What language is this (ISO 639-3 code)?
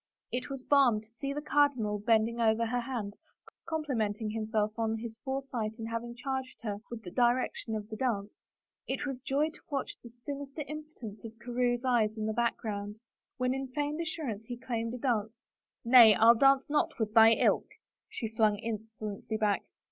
eng